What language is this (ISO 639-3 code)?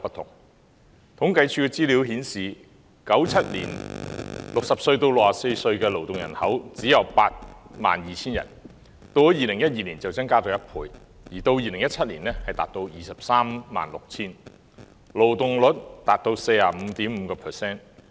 yue